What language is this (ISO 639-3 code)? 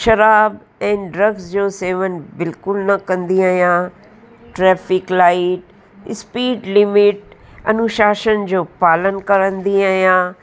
snd